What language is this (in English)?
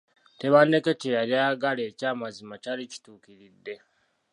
Ganda